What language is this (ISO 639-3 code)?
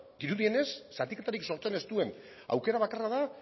eus